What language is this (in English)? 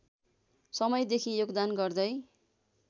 Nepali